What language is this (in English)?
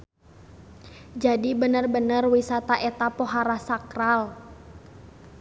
Sundanese